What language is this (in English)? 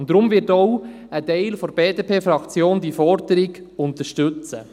Swiss German